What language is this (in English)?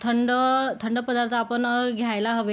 Marathi